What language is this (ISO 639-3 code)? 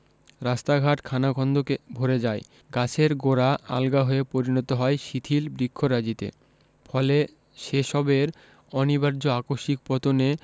ben